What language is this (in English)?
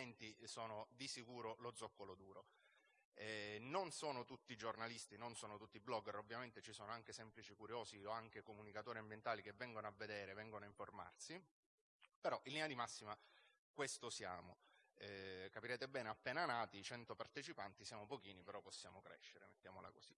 Italian